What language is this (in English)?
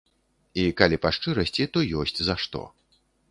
Belarusian